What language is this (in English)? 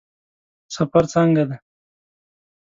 Pashto